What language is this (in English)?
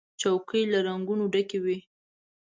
Pashto